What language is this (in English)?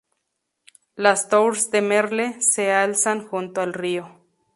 Spanish